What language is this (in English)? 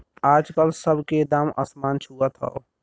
Bhojpuri